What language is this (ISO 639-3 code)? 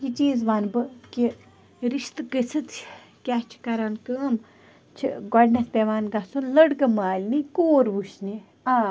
kas